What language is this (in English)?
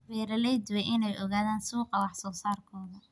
Somali